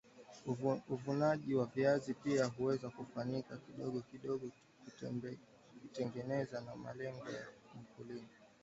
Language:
Swahili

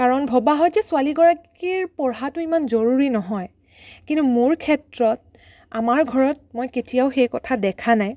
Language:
Assamese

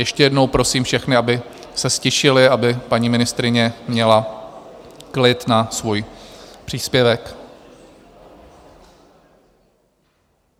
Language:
Czech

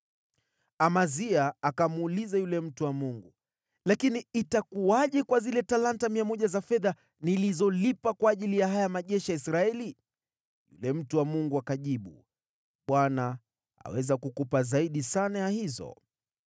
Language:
Swahili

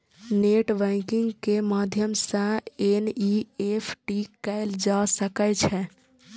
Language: Maithili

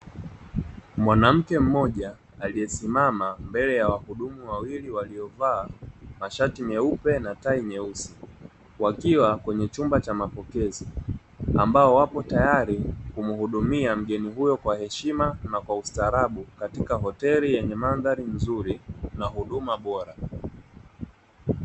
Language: Swahili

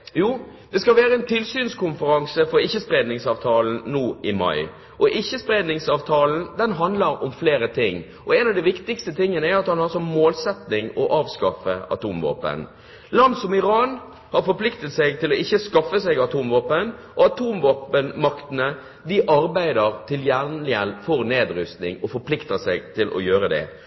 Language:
Norwegian Bokmål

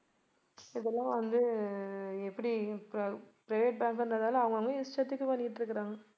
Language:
Tamil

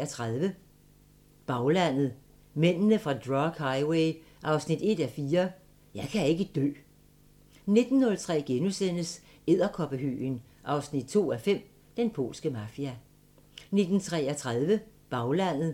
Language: Danish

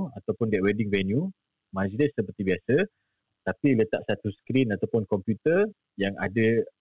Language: Malay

